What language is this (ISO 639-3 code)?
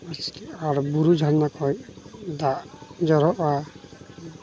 sat